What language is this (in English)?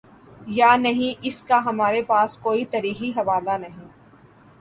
Urdu